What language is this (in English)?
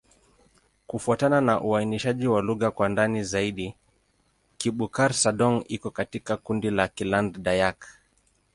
Swahili